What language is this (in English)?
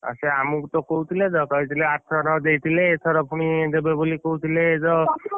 Odia